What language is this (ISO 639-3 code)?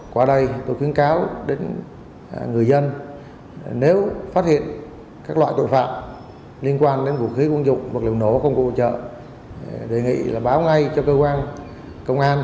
vie